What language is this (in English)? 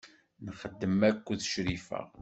Kabyle